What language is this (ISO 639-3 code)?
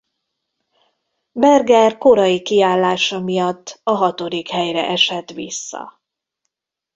hun